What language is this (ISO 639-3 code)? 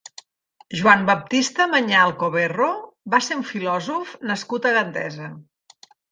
cat